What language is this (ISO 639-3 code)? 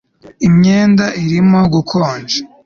kin